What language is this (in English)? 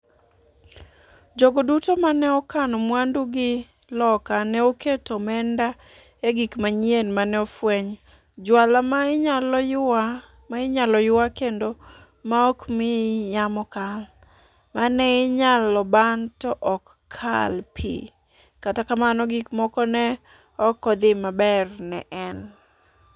Luo (Kenya and Tanzania)